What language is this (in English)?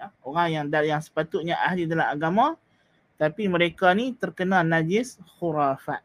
Malay